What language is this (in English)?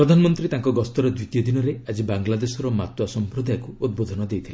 Odia